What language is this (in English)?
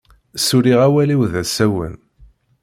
Kabyle